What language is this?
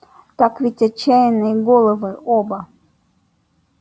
Russian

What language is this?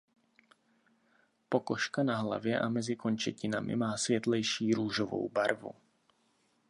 Czech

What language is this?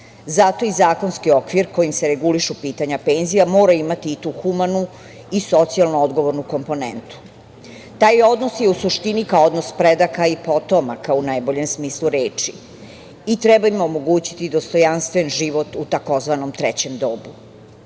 Serbian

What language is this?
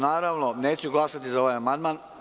Serbian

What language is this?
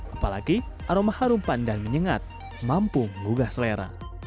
Indonesian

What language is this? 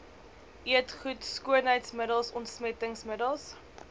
Afrikaans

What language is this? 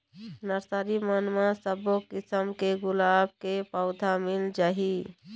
Chhattisgarhi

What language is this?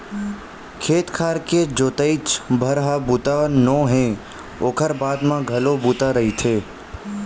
Chhattisgarhi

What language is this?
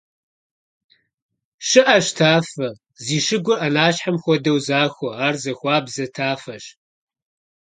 Kabardian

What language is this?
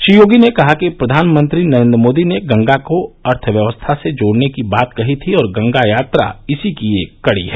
Hindi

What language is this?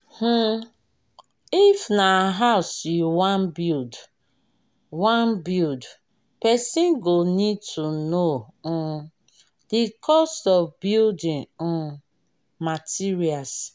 Nigerian Pidgin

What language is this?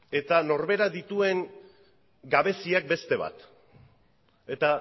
Basque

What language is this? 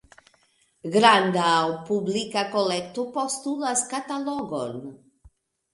Esperanto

